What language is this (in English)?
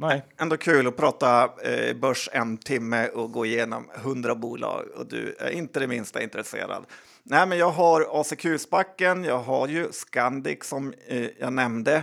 Swedish